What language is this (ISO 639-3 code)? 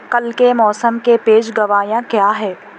urd